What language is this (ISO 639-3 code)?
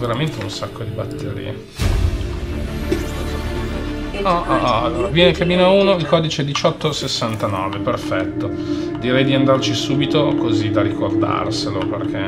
ita